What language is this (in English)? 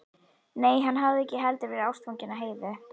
Icelandic